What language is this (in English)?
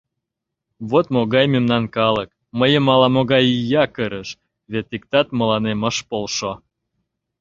Mari